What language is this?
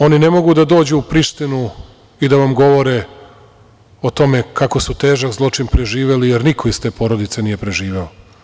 Serbian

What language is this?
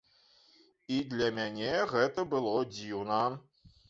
Belarusian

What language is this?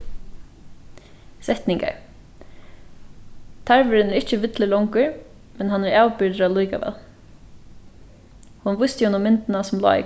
Faroese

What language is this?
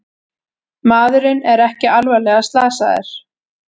Icelandic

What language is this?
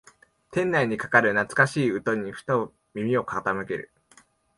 Japanese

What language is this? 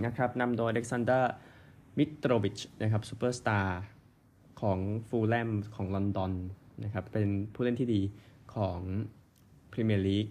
Thai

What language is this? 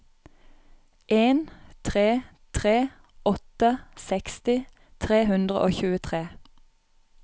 Norwegian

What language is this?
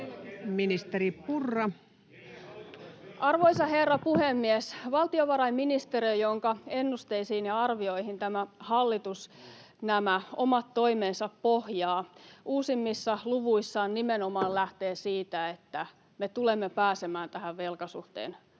Finnish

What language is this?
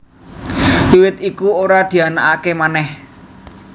Javanese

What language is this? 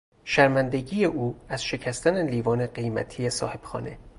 Persian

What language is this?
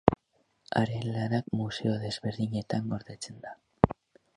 Basque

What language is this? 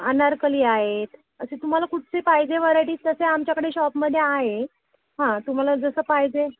Marathi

